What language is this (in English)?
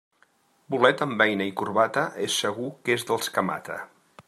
Catalan